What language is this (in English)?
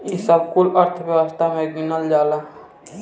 Bhojpuri